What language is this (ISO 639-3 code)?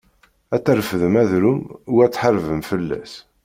kab